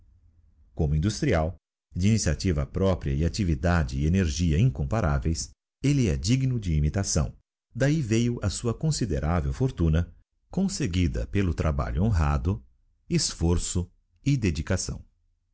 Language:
Portuguese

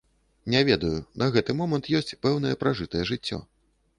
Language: Belarusian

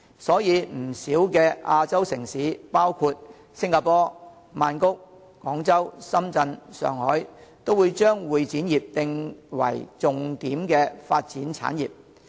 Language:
Cantonese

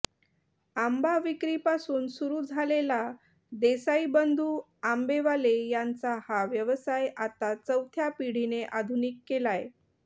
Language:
Marathi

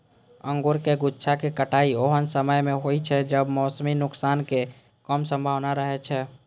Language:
Maithili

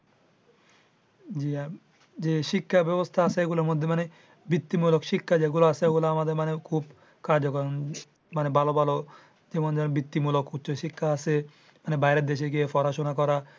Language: Bangla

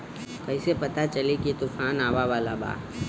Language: Bhojpuri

